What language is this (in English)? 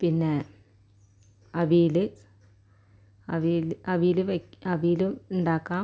Malayalam